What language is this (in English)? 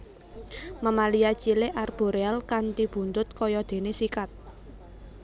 Javanese